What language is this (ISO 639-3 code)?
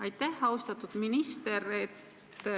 est